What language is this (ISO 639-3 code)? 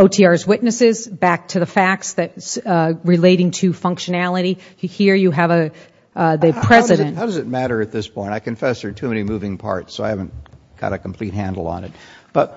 eng